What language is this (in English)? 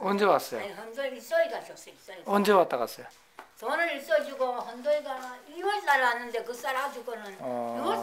Korean